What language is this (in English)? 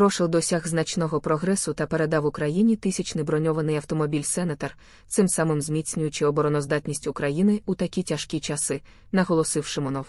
Ukrainian